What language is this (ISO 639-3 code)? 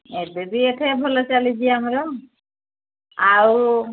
ori